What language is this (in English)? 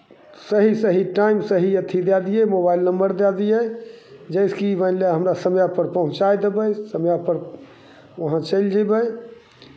Maithili